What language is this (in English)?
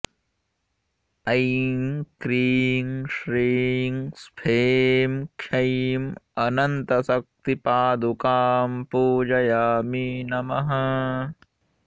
Sanskrit